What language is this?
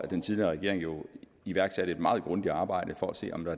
Danish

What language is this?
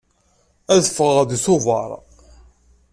Kabyle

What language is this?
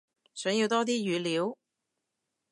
Cantonese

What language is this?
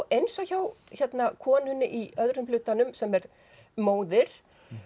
Icelandic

